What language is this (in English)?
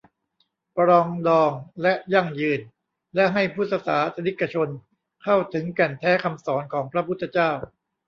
Thai